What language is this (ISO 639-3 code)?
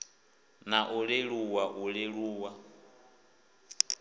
ven